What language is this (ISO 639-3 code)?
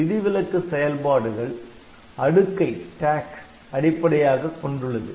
tam